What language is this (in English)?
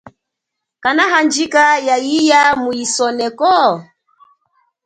Chokwe